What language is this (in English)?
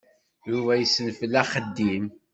Kabyle